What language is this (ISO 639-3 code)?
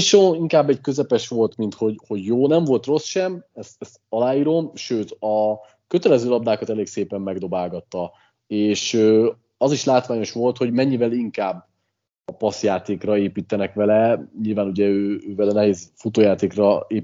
hun